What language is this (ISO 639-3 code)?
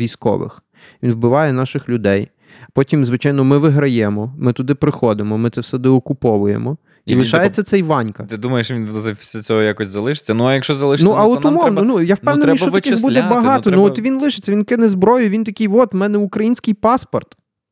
ukr